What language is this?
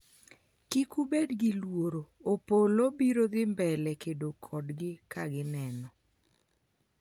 Luo (Kenya and Tanzania)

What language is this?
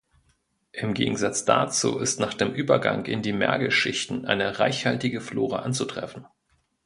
German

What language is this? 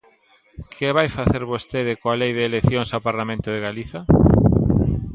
Galician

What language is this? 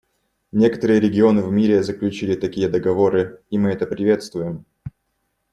Russian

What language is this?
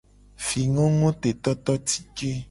Gen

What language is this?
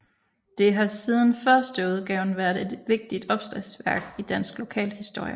Danish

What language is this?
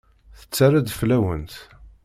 Kabyle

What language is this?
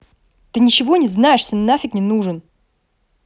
Russian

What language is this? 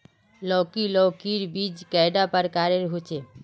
Magahi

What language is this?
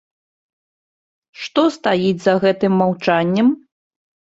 Belarusian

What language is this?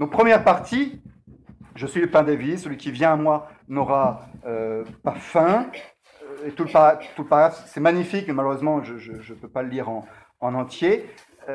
French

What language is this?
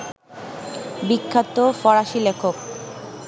Bangla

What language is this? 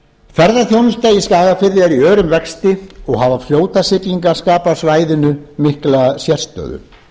Icelandic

